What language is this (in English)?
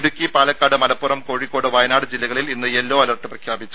Malayalam